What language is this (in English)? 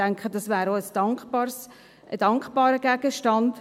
Swiss German